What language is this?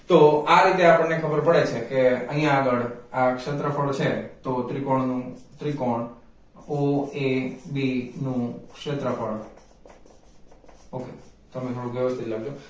Gujarati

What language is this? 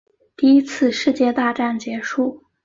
Chinese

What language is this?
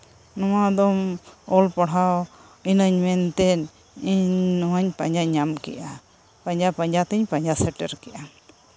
Santali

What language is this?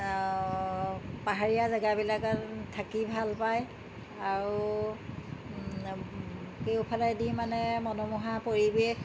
Assamese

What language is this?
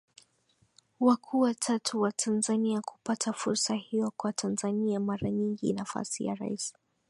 Swahili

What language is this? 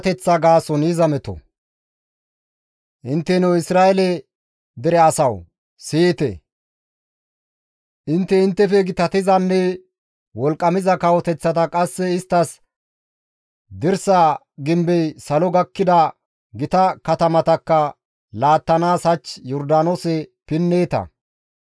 Gamo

